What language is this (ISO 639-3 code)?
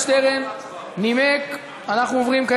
heb